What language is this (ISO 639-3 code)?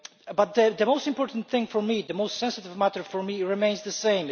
eng